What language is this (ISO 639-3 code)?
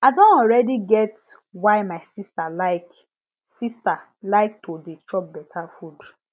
pcm